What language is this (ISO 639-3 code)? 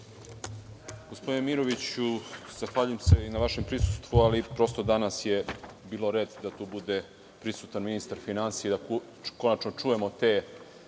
srp